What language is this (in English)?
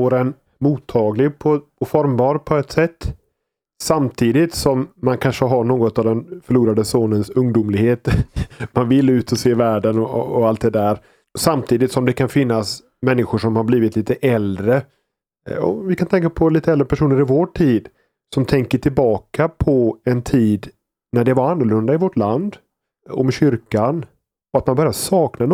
Swedish